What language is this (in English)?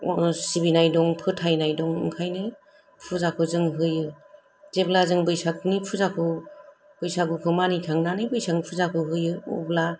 Bodo